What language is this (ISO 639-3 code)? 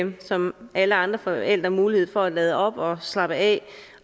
dan